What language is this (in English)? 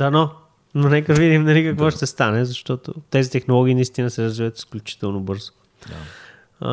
Bulgarian